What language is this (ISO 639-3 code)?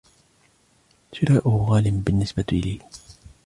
ara